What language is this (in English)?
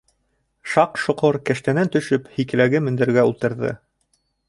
Bashkir